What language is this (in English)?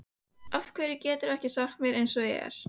Icelandic